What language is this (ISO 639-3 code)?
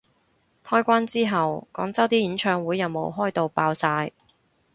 yue